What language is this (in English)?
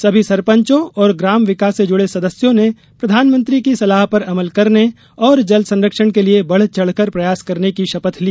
Hindi